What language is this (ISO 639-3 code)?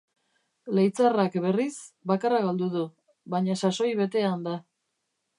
eus